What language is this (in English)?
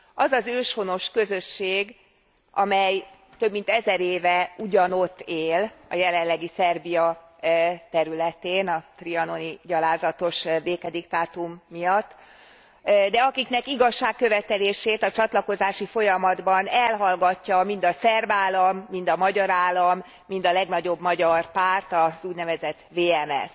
Hungarian